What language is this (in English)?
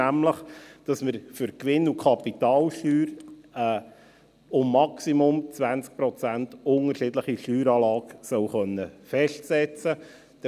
Swiss German